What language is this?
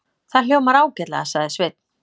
Icelandic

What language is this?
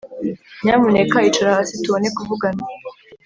Kinyarwanda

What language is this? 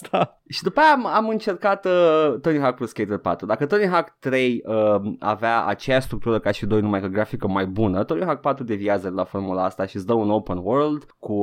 Romanian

